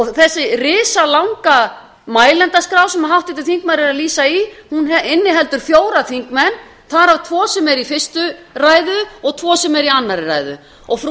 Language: Icelandic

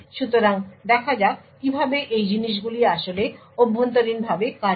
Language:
Bangla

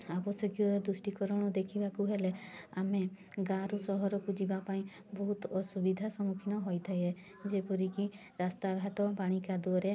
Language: Odia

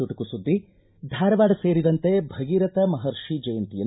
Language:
Kannada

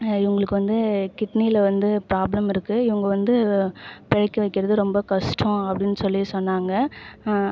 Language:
Tamil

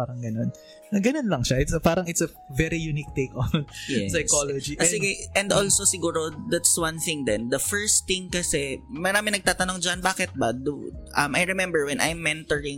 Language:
Filipino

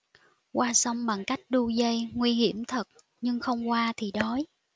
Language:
Vietnamese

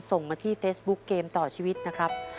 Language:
Thai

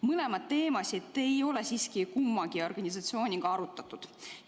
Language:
Estonian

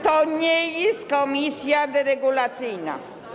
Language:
Polish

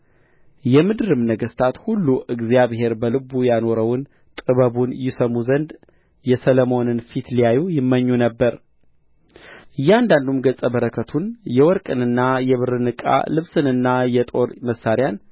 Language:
Amharic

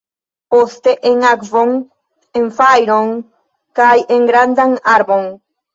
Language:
Esperanto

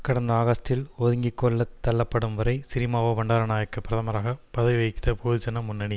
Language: Tamil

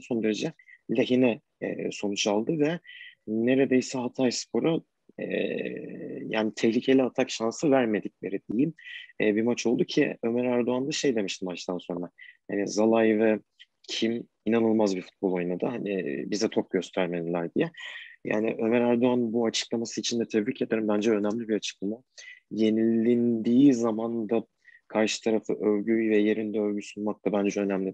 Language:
Turkish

